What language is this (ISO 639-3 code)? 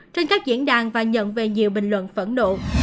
vie